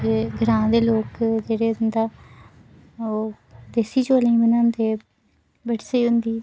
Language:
Dogri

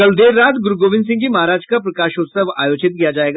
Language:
Hindi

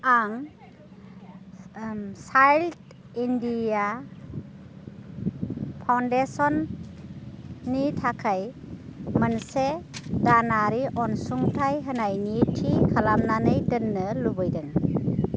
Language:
Bodo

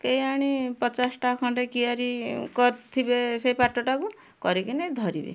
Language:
Odia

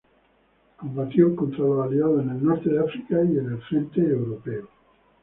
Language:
Spanish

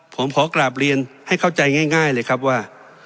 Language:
Thai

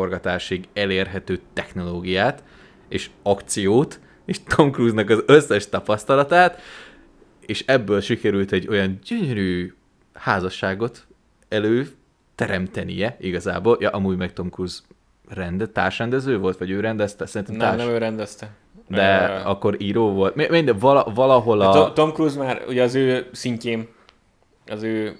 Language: Hungarian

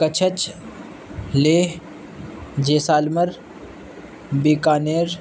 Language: Urdu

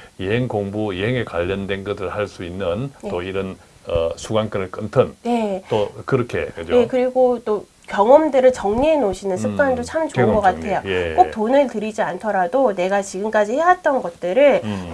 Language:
Korean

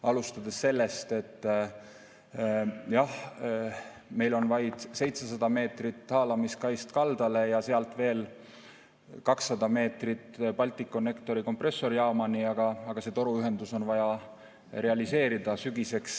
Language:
Estonian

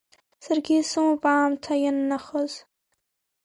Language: Abkhazian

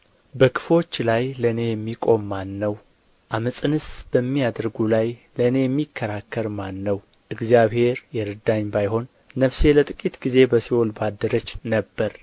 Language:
Amharic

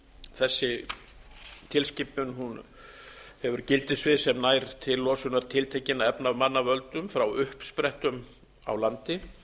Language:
Icelandic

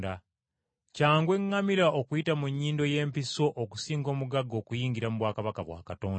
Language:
Ganda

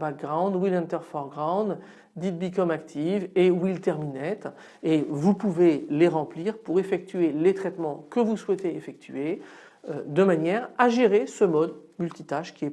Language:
French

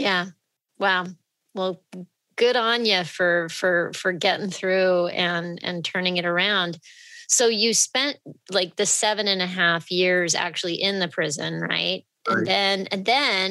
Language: English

